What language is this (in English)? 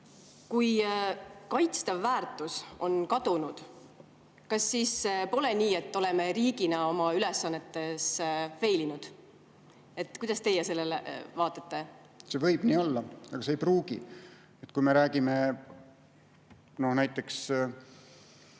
Estonian